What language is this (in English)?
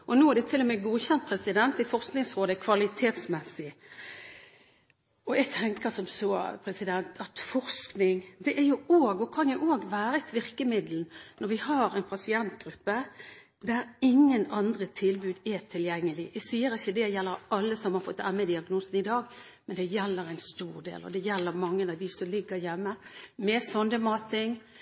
Norwegian Bokmål